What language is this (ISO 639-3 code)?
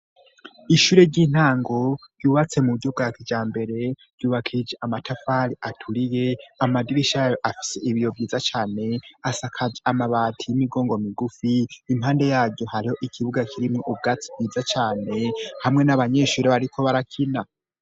run